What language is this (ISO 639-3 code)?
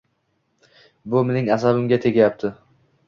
uzb